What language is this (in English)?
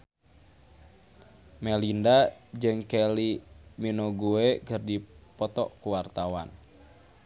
Sundanese